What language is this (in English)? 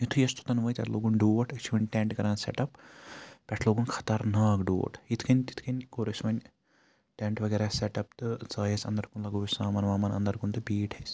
Kashmiri